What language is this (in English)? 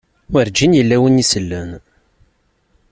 Kabyle